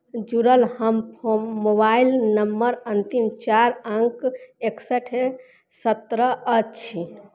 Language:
Maithili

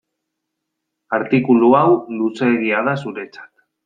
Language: Basque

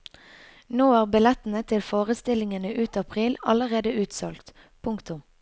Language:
Norwegian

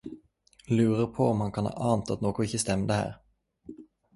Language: Norwegian Nynorsk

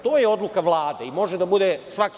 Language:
Serbian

